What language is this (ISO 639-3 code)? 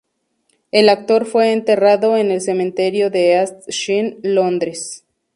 spa